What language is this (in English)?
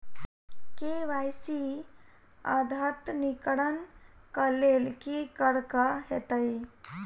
Maithili